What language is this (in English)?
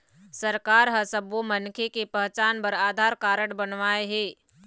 Chhattisgarhi